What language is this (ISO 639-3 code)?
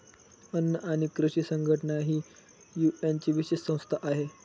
mar